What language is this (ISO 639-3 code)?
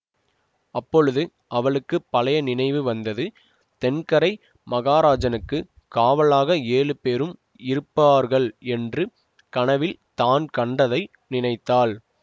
tam